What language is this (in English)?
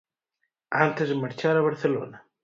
Galician